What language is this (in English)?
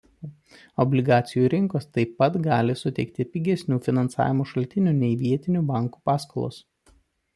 Lithuanian